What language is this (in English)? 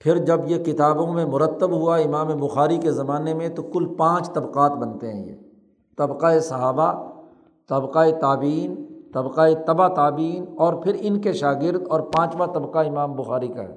Urdu